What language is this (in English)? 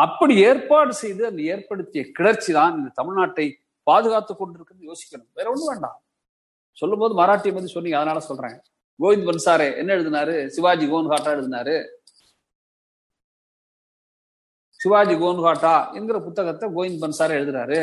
Tamil